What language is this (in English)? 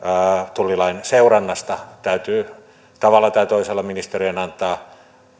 Finnish